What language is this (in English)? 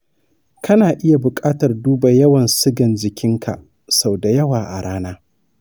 Hausa